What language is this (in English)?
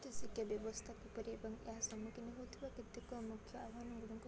Odia